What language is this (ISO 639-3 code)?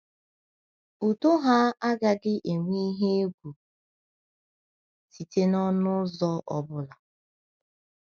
ibo